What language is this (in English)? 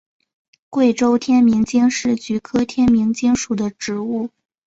Chinese